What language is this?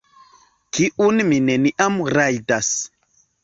Esperanto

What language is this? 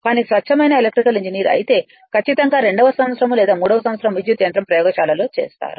Telugu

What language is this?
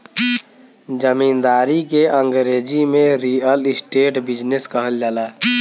Bhojpuri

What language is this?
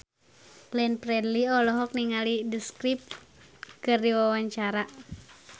Sundanese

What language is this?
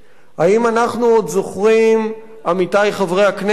Hebrew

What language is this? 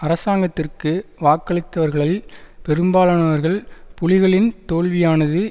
Tamil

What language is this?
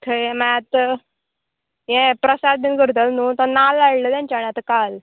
Konkani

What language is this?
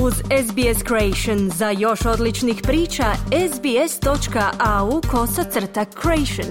Croatian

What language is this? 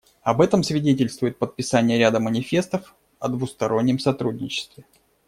Russian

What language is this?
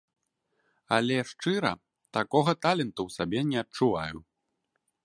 Belarusian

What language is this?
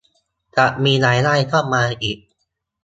Thai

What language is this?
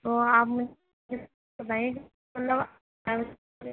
Urdu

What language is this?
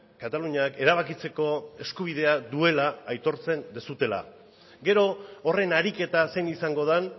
Basque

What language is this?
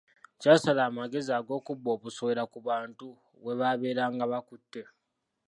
Ganda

